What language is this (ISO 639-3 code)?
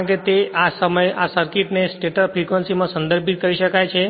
guj